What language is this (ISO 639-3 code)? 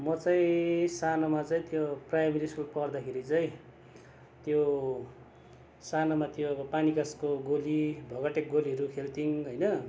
nep